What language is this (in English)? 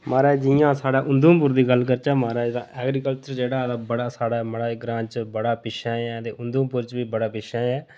Dogri